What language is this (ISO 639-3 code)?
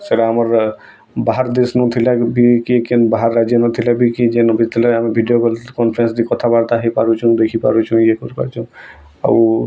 ori